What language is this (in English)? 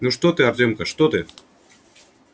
Russian